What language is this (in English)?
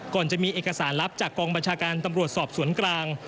Thai